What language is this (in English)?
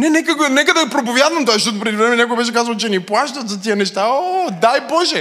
Bulgarian